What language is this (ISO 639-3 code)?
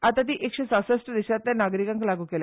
kok